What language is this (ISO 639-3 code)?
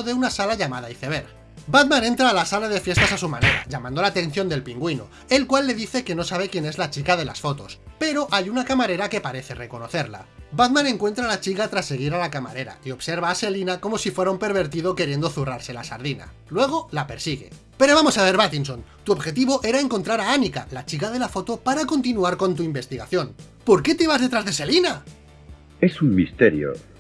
spa